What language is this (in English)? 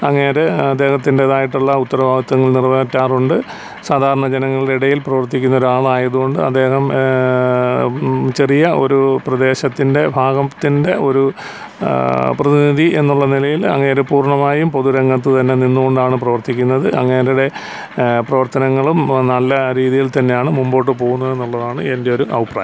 Malayalam